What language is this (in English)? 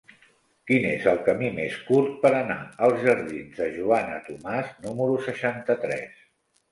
Catalan